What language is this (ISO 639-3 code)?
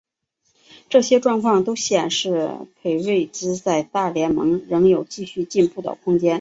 zho